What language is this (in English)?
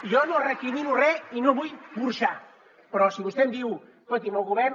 Catalan